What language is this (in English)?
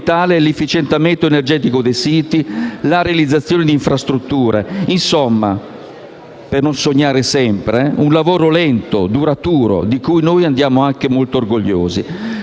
Italian